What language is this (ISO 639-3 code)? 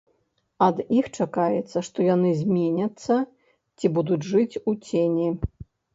bel